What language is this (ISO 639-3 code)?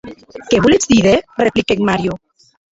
oci